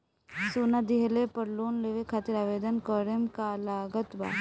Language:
Bhojpuri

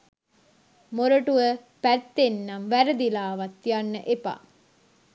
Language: Sinhala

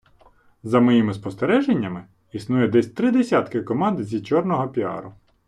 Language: Ukrainian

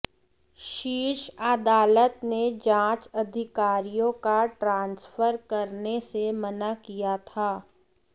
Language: Hindi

